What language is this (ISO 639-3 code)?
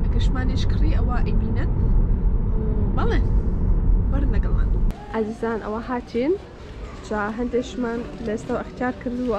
ara